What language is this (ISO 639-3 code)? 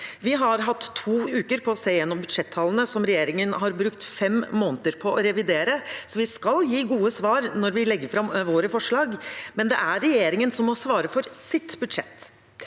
nor